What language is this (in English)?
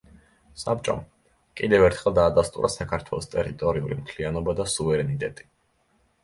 Georgian